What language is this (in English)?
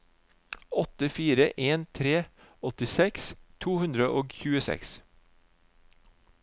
Norwegian